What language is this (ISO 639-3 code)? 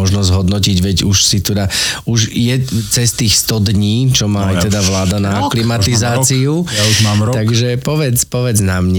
slk